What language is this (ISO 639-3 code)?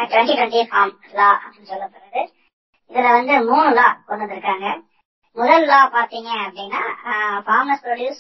tam